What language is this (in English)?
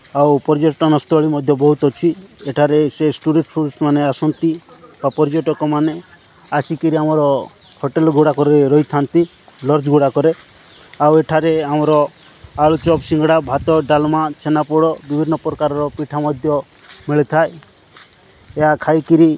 Odia